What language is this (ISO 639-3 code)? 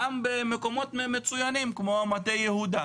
heb